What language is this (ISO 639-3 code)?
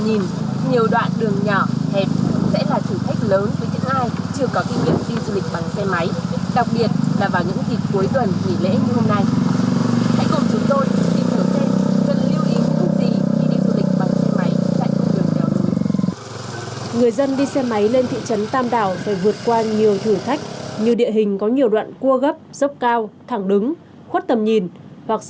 vie